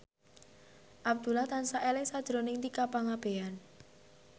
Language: Javanese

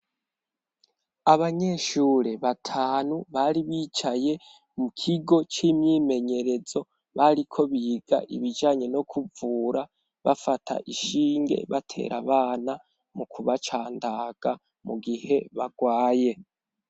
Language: Rundi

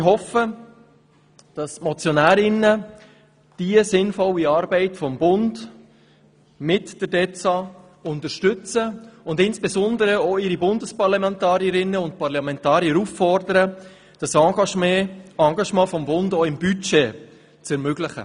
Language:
Swiss German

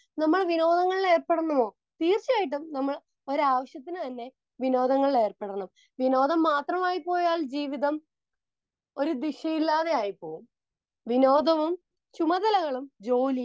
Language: Malayalam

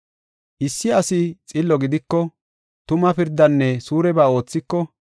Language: Gofa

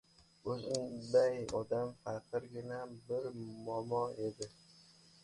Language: Uzbek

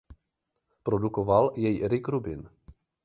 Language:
Czech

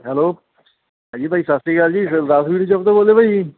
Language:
Punjabi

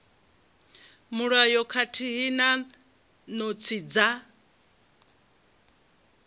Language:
Venda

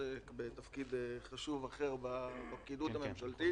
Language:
Hebrew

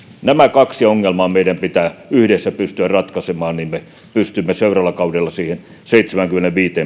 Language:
Finnish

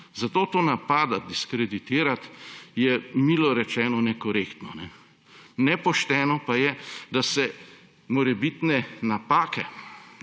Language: Slovenian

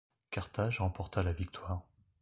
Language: French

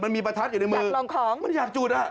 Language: Thai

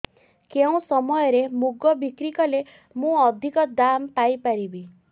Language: Odia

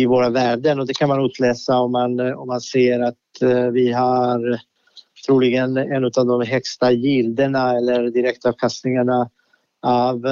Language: Swedish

